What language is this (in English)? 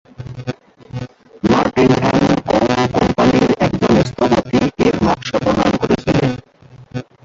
Bangla